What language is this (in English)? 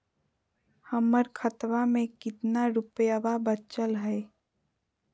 Magahi